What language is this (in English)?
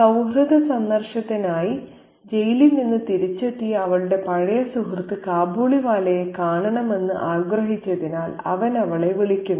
Malayalam